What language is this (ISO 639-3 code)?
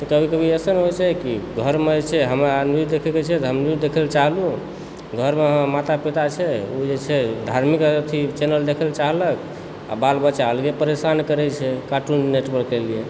mai